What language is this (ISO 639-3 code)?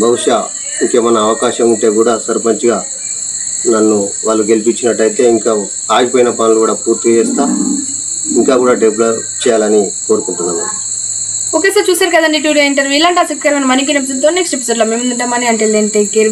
tel